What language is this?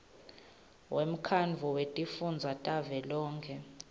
Swati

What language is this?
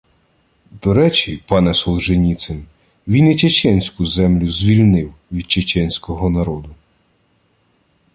Ukrainian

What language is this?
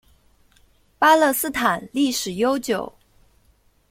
Chinese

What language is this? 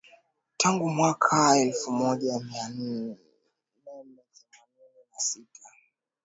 Swahili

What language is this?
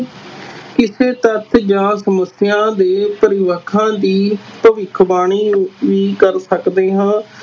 Punjabi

